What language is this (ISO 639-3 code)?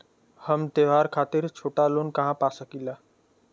bho